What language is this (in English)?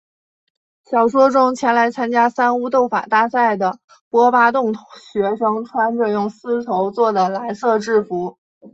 Chinese